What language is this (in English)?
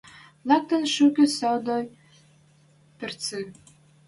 Western Mari